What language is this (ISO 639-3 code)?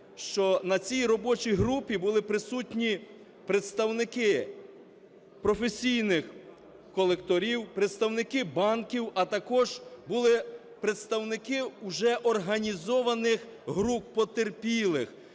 ukr